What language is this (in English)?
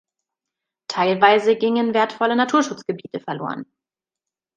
German